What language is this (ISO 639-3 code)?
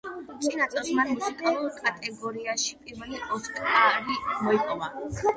kat